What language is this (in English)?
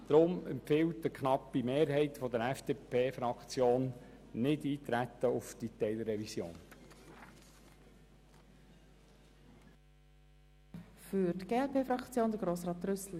Swiss German